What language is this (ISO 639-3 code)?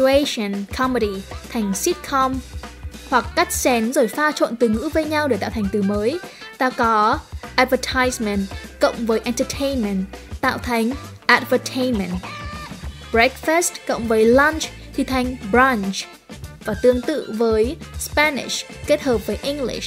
vie